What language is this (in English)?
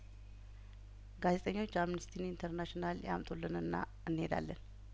Amharic